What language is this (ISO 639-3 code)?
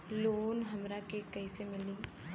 bho